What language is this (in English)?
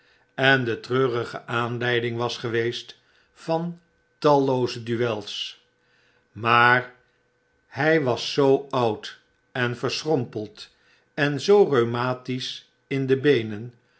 Dutch